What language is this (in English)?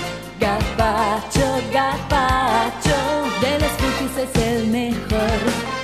Spanish